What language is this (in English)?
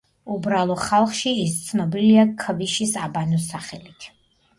Georgian